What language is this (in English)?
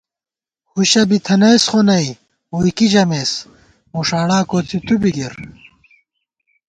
Gawar-Bati